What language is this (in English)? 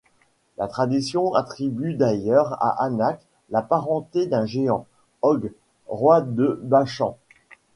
French